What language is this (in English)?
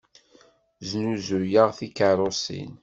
Kabyle